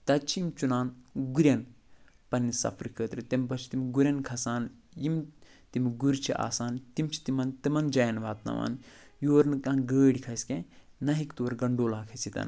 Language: Kashmiri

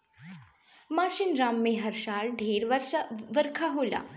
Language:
Bhojpuri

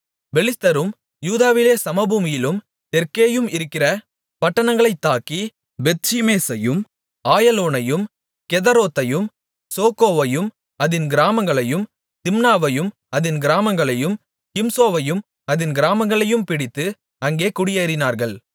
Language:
Tamil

